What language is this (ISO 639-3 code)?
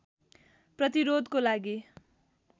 nep